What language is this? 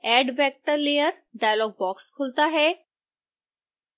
Hindi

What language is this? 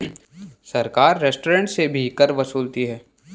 Hindi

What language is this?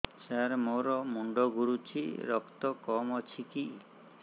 Odia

